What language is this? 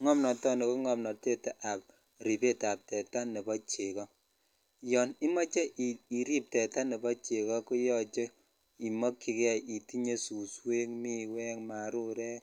Kalenjin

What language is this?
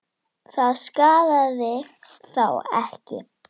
Icelandic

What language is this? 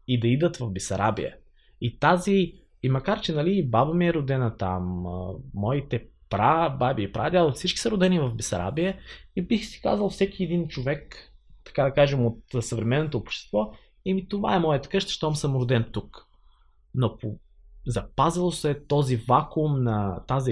Bulgarian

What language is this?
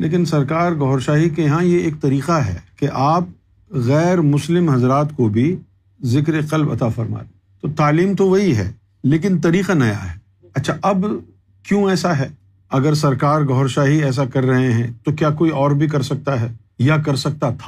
Urdu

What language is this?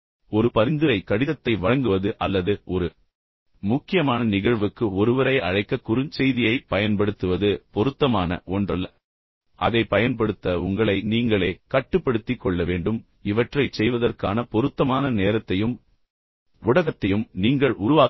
Tamil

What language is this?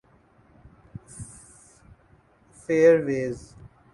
Urdu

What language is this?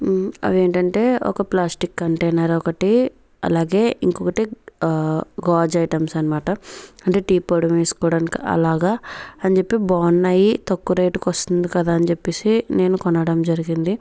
Telugu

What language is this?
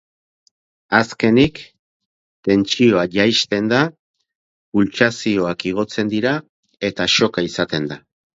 Basque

